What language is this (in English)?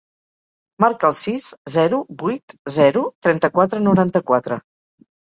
Catalan